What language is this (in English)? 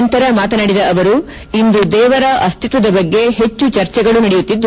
Kannada